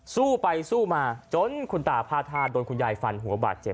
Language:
Thai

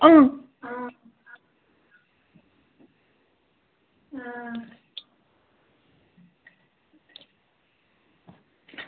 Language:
Dogri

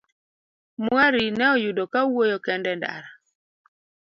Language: Luo (Kenya and Tanzania)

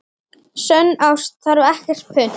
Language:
Icelandic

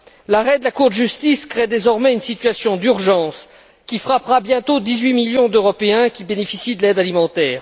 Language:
French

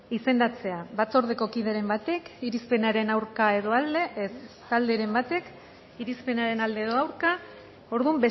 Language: Basque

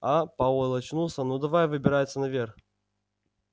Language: Russian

